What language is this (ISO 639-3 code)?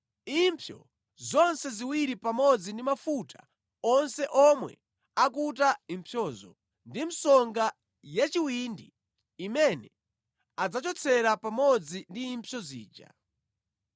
nya